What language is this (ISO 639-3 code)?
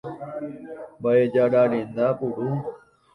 grn